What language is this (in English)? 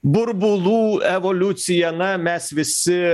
Lithuanian